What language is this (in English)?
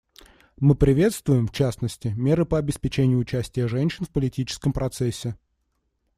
Russian